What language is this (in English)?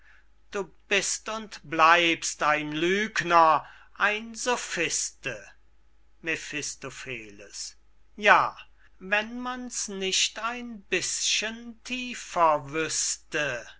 German